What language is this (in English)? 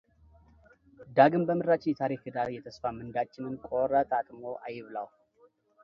Amharic